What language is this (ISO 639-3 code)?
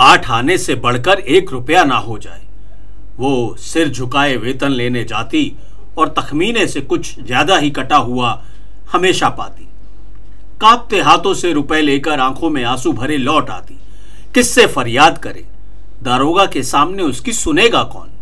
hin